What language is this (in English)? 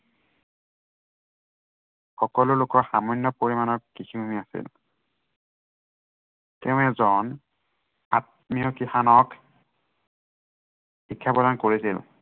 Assamese